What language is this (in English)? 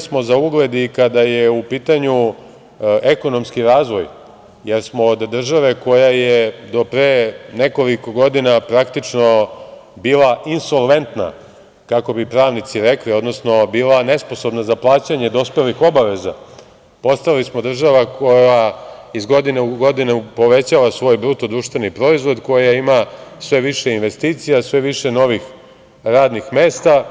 Serbian